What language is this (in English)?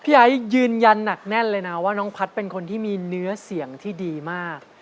Thai